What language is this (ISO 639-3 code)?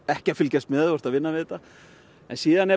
isl